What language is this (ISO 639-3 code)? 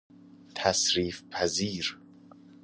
fas